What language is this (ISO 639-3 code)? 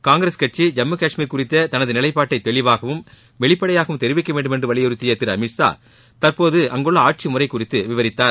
tam